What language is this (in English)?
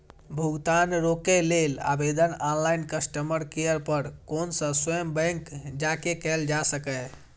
Maithili